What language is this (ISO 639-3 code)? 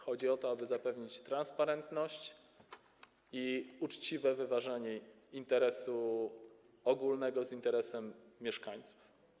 pol